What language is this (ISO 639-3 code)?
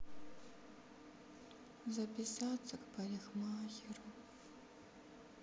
rus